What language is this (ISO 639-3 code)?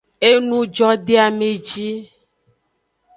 ajg